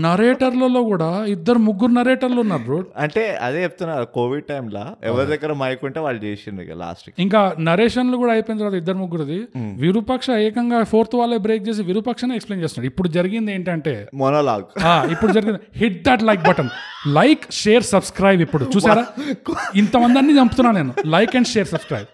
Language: Telugu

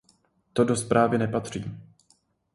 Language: Czech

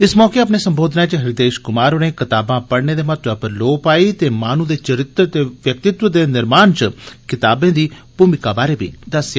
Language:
Dogri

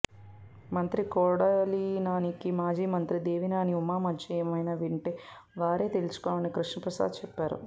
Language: Telugu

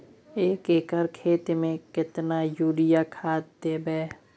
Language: Maithili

